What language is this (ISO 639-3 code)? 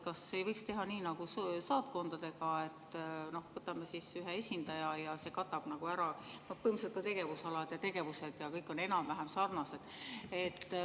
est